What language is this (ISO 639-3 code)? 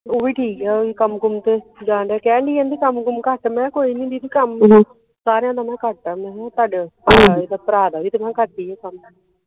pan